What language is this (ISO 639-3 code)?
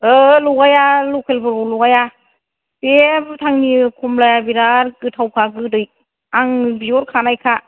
brx